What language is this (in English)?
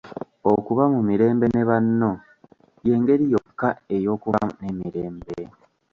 Ganda